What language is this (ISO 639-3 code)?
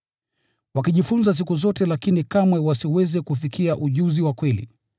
swa